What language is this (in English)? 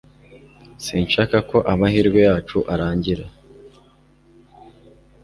Kinyarwanda